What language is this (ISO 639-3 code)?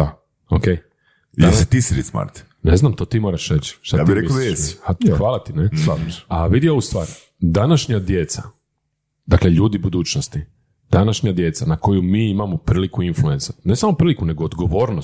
hrv